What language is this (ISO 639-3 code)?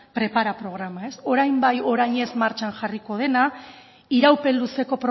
eus